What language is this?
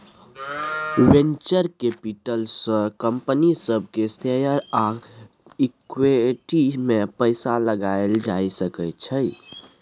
Maithili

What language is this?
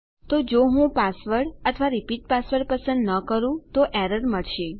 Gujarati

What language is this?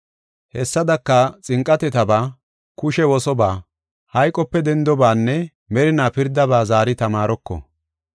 Gofa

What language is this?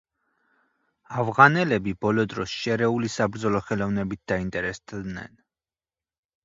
Georgian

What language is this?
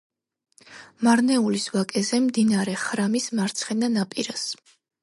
Georgian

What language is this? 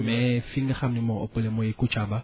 Wolof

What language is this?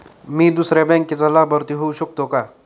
Marathi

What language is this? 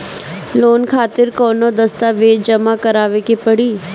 Bhojpuri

